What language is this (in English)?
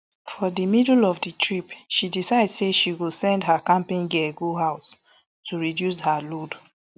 Nigerian Pidgin